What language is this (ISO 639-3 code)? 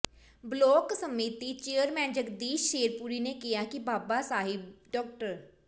pan